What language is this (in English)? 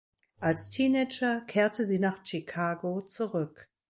German